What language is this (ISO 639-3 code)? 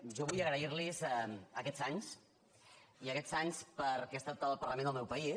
cat